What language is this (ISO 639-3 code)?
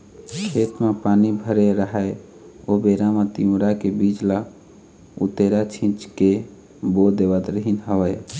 hne